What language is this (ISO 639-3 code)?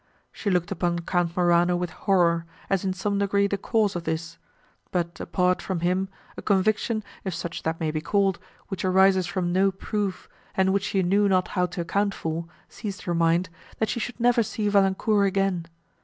eng